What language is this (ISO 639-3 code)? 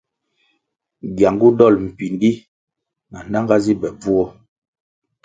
nmg